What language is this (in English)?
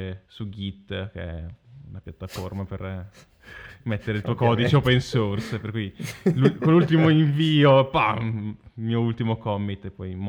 Italian